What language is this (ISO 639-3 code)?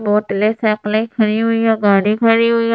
hin